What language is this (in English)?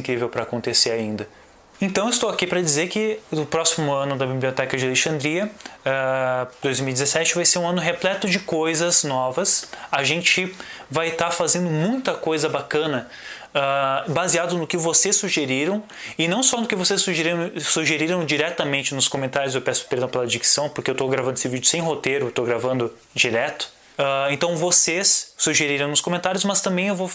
Portuguese